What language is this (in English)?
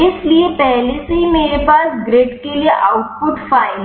Hindi